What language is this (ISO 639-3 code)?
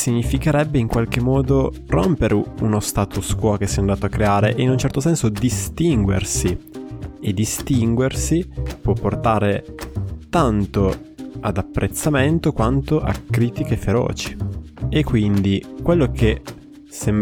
ita